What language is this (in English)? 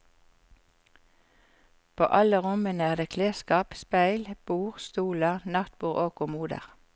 Norwegian